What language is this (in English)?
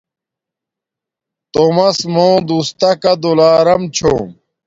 Domaaki